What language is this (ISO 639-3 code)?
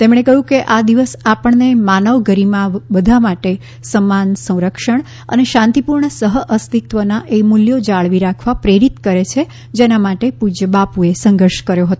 guj